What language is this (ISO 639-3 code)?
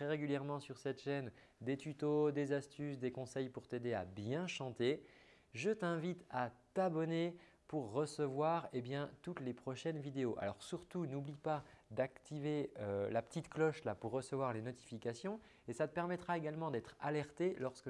fra